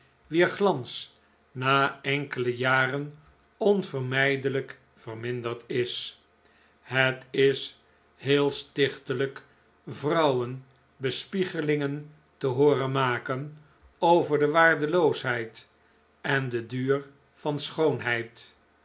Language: Dutch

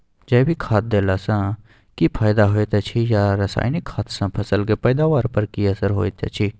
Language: Maithili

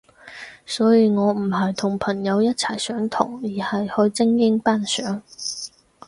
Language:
Cantonese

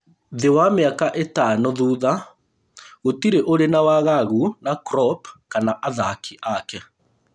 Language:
Kikuyu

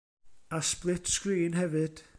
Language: Welsh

